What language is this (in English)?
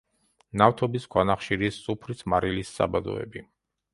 Georgian